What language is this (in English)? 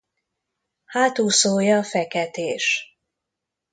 Hungarian